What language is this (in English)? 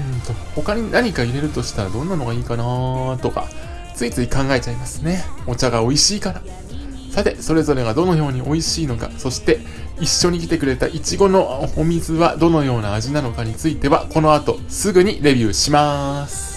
Japanese